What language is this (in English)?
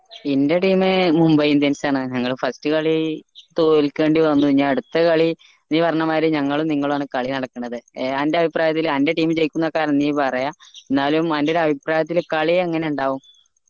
Malayalam